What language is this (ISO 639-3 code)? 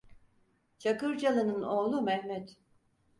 tur